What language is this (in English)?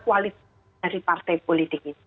Indonesian